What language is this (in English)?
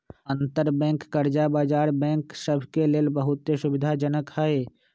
Magahi